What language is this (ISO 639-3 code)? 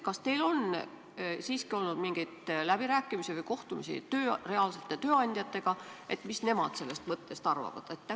est